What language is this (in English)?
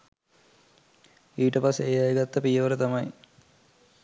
Sinhala